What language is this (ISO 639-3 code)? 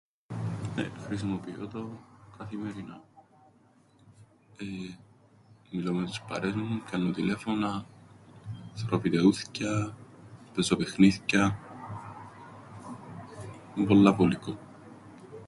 ell